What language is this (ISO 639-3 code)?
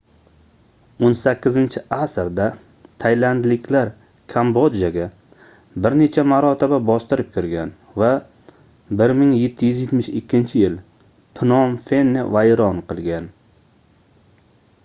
uzb